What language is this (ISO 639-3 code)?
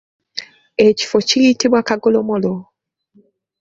lug